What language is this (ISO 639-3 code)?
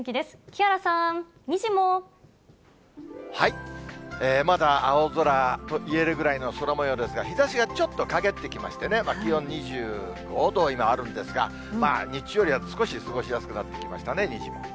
jpn